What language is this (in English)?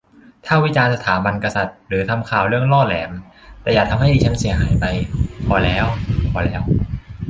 Thai